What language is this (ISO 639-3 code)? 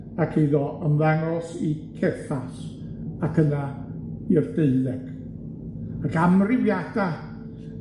cym